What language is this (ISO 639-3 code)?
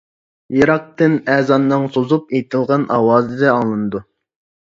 uig